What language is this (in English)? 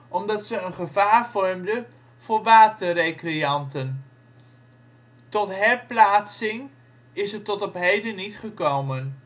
Dutch